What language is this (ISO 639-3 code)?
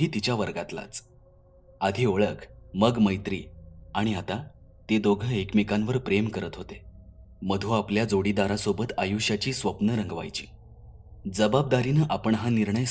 mar